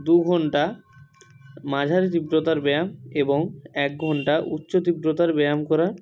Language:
Bangla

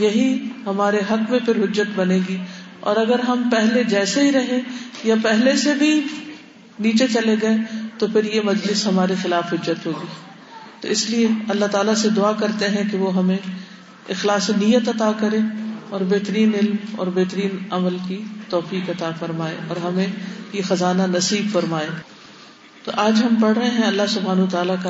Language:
Urdu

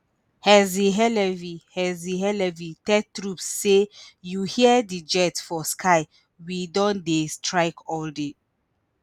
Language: Nigerian Pidgin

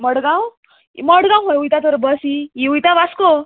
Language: Konkani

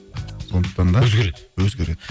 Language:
Kazakh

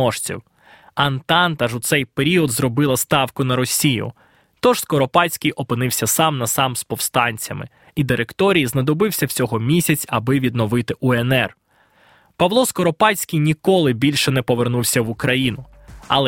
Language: Ukrainian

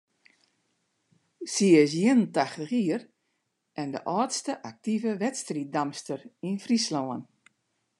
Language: Western Frisian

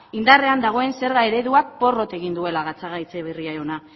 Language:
Basque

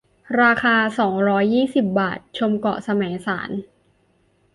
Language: Thai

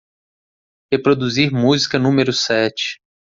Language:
Portuguese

